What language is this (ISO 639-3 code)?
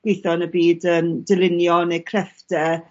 cym